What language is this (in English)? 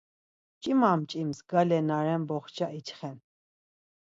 Laz